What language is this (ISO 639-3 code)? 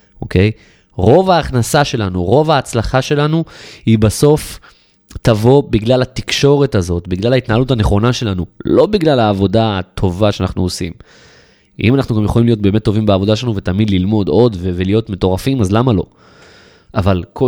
heb